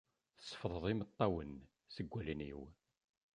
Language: Kabyle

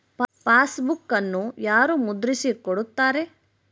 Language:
Kannada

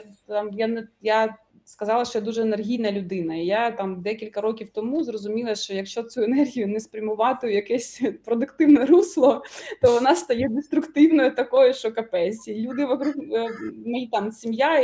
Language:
Ukrainian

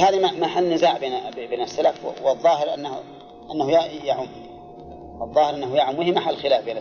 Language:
Arabic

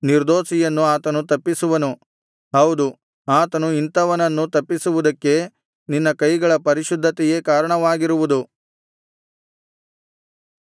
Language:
Kannada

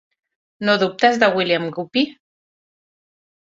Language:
Catalan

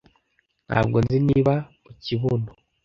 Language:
Kinyarwanda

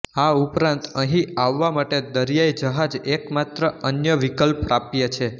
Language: Gujarati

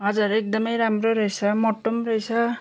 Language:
Nepali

